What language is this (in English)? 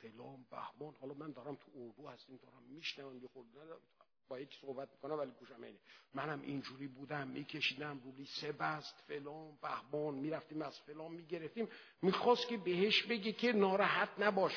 Persian